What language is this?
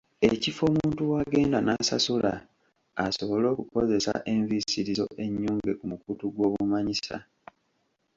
Ganda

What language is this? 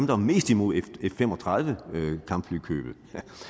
Danish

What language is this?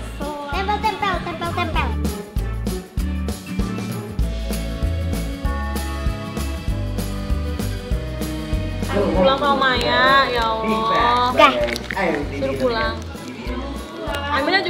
Indonesian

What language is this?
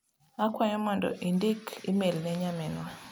Luo (Kenya and Tanzania)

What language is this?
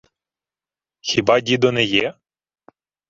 Ukrainian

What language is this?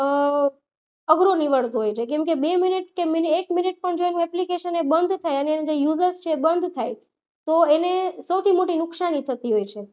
Gujarati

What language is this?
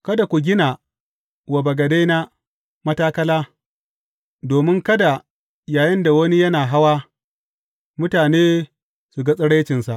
Hausa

